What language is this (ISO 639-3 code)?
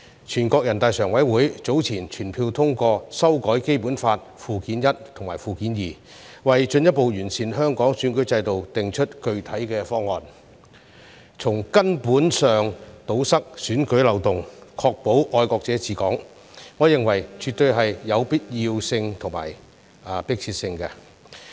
yue